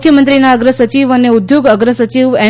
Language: Gujarati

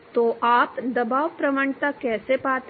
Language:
Hindi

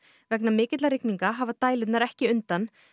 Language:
Icelandic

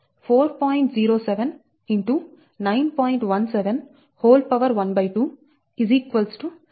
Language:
Telugu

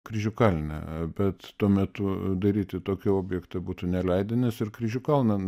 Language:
Lithuanian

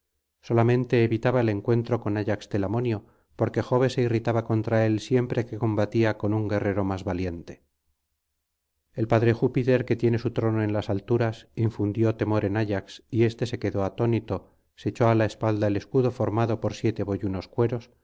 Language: Spanish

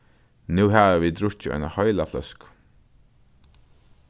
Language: Faroese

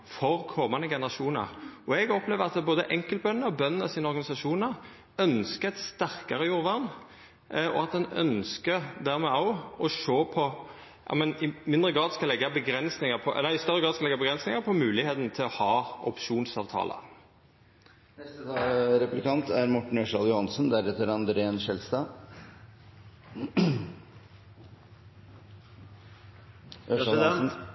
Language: Norwegian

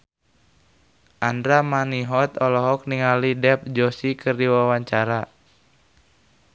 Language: Sundanese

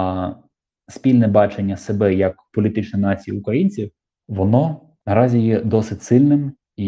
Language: Ukrainian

